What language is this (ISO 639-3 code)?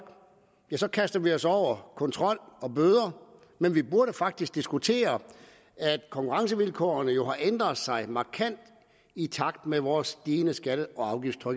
dan